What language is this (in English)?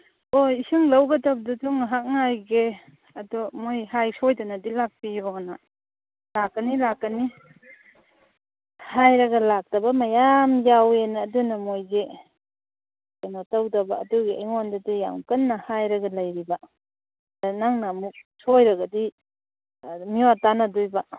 Manipuri